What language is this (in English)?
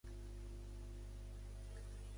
Catalan